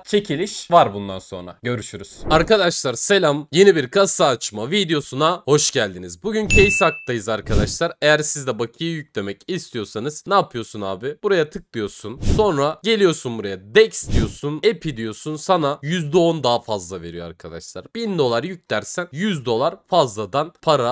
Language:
Turkish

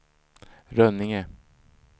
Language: Swedish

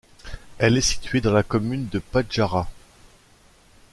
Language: French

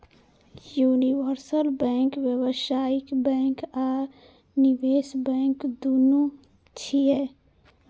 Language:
Maithili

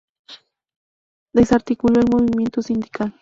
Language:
Spanish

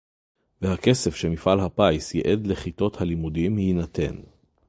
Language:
Hebrew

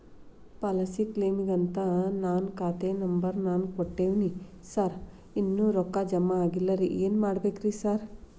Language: Kannada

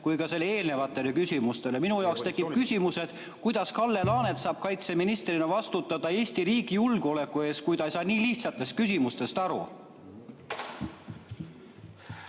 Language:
Estonian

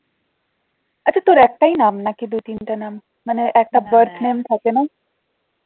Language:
Bangla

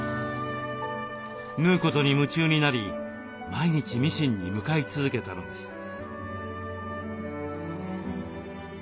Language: Japanese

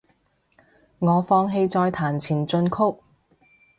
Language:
Cantonese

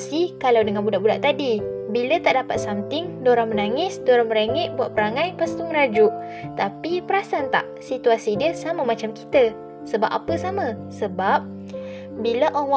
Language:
Malay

